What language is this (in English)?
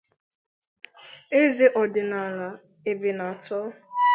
Igbo